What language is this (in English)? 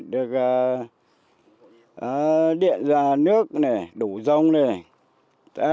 Vietnamese